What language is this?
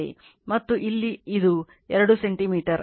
Kannada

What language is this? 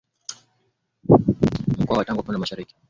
Swahili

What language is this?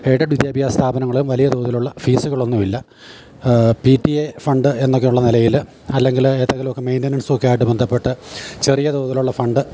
Malayalam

